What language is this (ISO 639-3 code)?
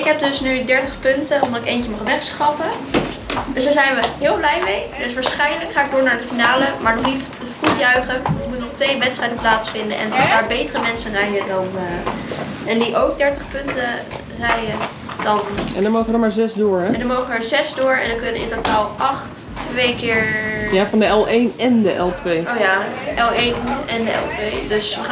nld